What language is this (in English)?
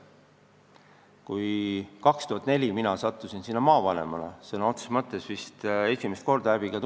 Estonian